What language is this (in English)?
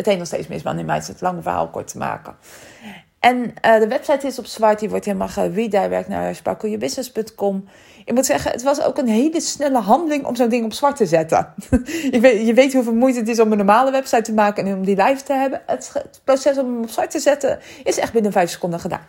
Dutch